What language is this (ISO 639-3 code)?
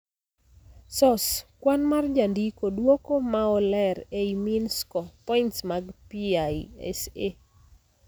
luo